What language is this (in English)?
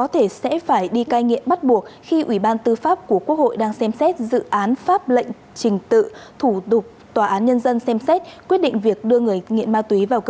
Vietnamese